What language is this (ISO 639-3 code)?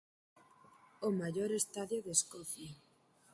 glg